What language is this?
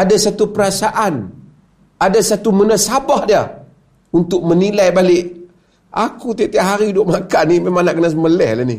Malay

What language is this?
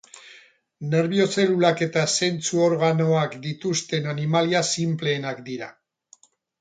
Basque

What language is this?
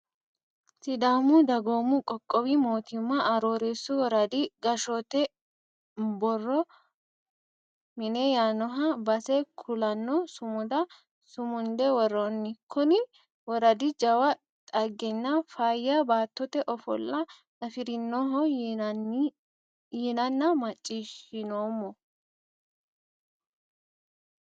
Sidamo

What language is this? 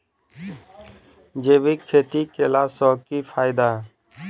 Maithili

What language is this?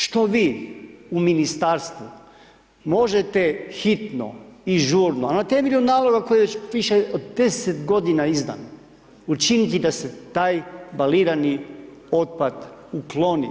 Croatian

